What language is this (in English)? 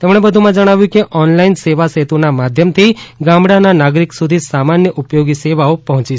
Gujarati